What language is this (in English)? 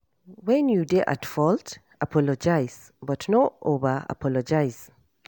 Nigerian Pidgin